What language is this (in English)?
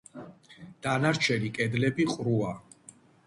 Georgian